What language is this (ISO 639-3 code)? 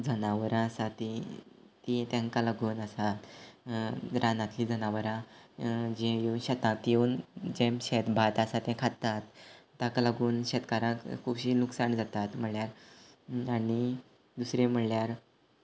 kok